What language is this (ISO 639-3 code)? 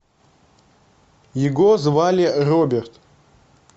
rus